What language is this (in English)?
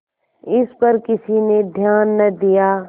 Hindi